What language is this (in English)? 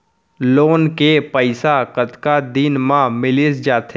Chhattisgarhi